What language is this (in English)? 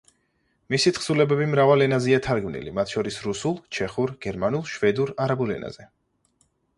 Georgian